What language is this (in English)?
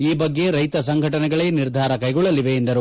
Kannada